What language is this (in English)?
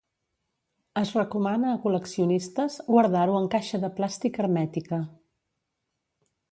Catalan